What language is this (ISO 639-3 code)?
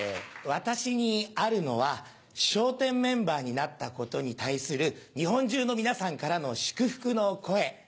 jpn